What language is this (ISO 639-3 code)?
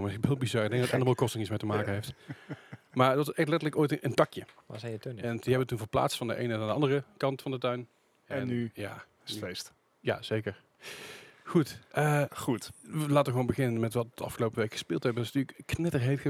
nld